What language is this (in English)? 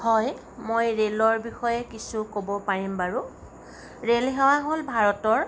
Assamese